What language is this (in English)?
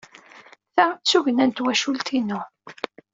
Kabyle